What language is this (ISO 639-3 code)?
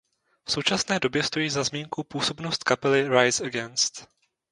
ces